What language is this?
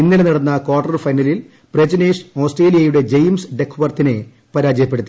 Malayalam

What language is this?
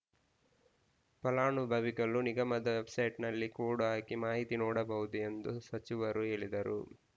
Kannada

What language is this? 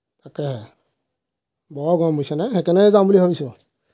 Assamese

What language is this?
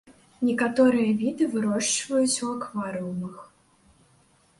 Belarusian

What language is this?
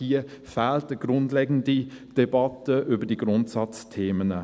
Swiss German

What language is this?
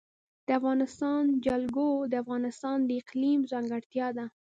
Pashto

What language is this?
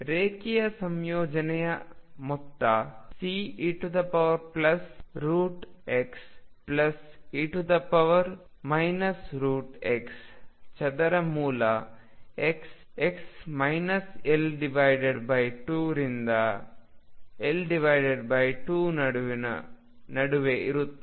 Kannada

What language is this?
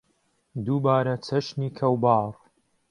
Central Kurdish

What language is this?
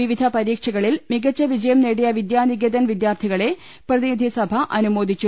Malayalam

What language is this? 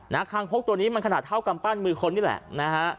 Thai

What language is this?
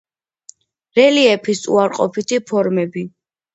Georgian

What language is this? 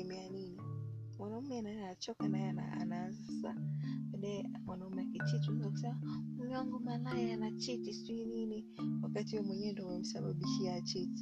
Swahili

